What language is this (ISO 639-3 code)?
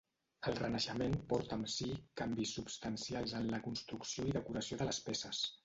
cat